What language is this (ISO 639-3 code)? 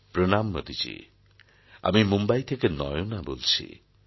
ben